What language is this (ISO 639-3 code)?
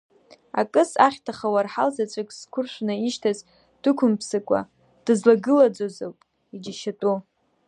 abk